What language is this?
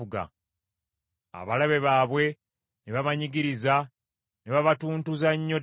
Ganda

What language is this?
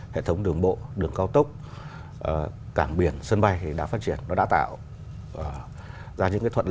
Vietnamese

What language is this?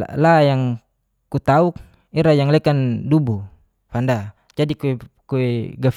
Geser-Gorom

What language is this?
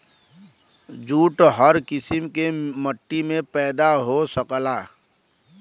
Bhojpuri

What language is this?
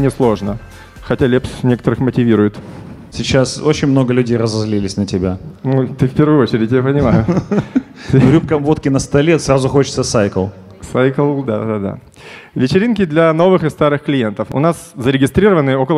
Russian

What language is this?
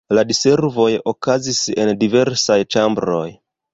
Esperanto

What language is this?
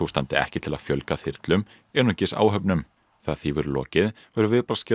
Icelandic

